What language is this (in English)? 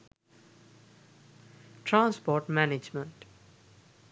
Sinhala